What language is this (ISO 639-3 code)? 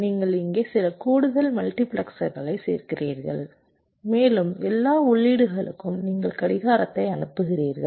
tam